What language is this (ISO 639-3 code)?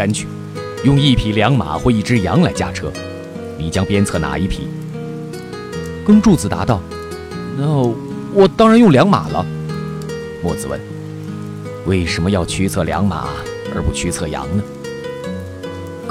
zho